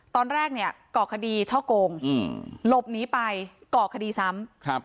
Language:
Thai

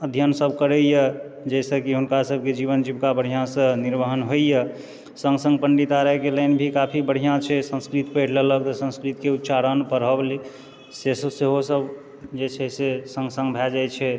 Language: Maithili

